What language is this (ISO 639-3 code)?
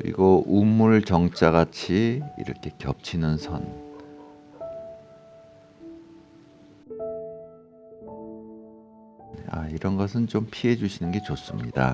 kor